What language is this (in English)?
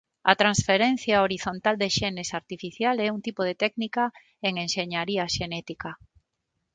Galician